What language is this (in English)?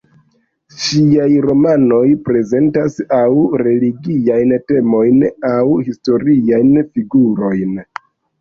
Esperanto